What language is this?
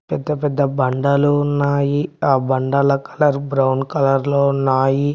Telugu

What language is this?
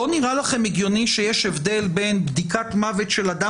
Hebrew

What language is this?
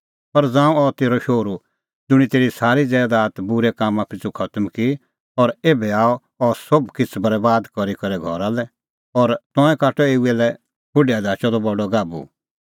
Kullu Pahari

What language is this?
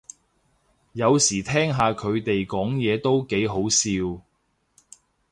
Cantonese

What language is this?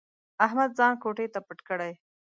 Pashto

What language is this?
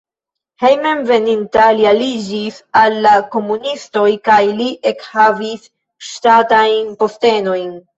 Esperanto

